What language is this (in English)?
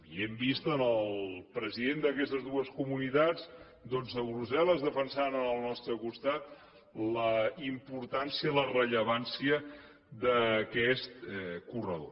Catalan